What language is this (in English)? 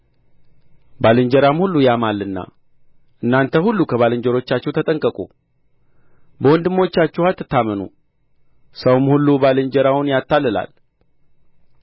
Amharic